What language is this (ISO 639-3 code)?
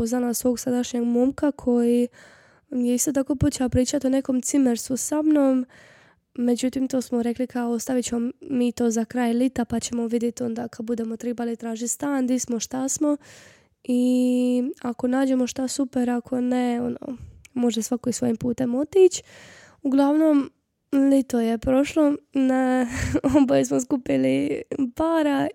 hrv